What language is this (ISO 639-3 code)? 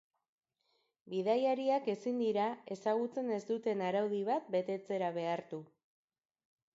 eus